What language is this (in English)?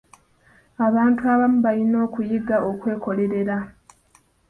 Ganda